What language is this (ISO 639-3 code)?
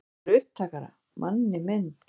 isl